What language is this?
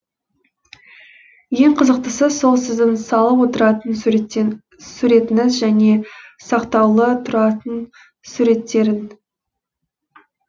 Kazakh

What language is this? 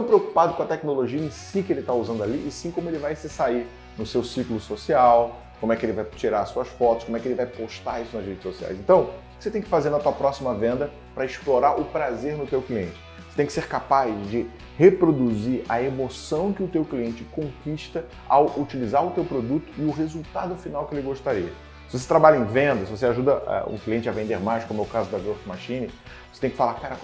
Portuguese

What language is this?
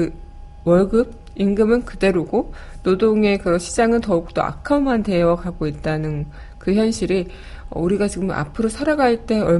Korean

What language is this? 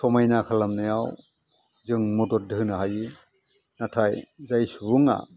Bodo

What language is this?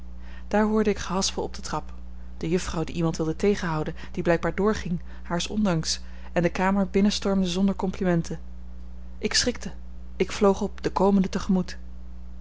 Dutch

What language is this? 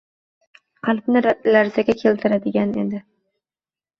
Uzbek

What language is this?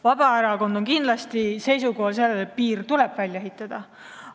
Estonian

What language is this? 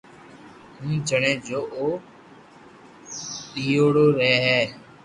Loarki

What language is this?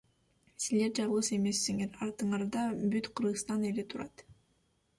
Kyrgyz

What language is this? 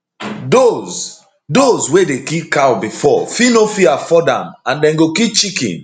Nigerian Pidgin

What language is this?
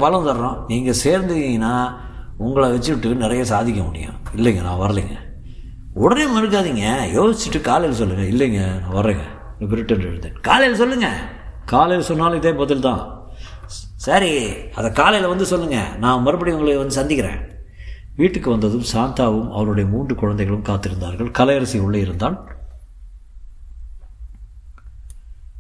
Tamil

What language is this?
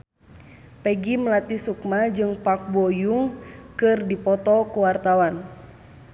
Sundanese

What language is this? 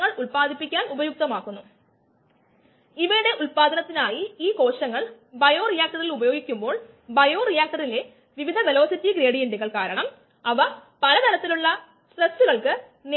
Malayalam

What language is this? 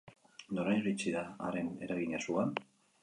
Basque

